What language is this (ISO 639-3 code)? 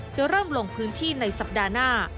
tha